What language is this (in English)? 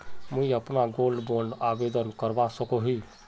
Magahi